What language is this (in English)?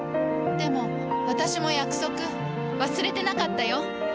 Japanese